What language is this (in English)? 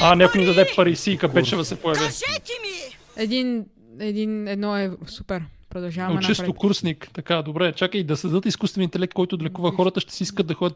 Bulgarian